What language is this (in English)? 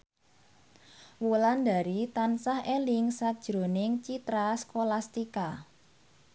Javanese